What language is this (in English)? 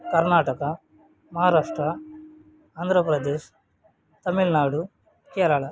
Kannada